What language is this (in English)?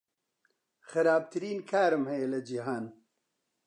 Central Kurdish